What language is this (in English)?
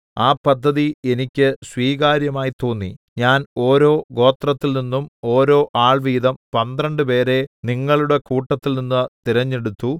Malayalam